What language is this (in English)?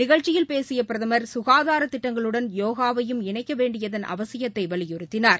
Tamil